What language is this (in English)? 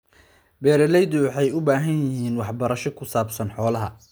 Somali